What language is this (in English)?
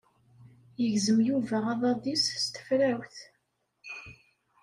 Kabyle